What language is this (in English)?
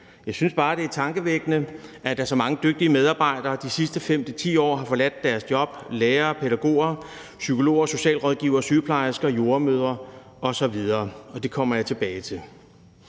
Danish